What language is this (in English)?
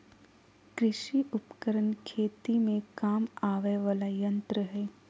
Magahi